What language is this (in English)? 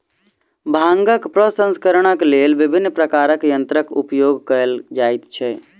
Maithili